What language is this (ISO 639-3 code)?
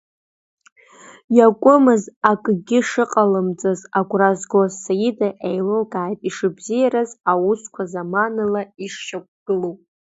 abk